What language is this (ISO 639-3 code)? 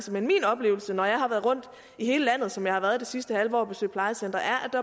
dan